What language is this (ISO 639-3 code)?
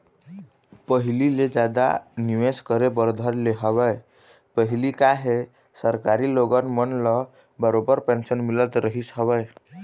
hne